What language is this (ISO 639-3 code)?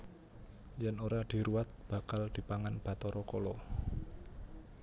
jav